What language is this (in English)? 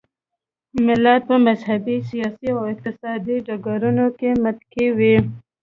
Pashto